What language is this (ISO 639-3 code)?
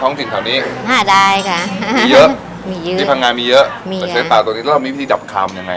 tha